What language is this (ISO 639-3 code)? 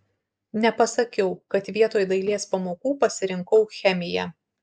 lit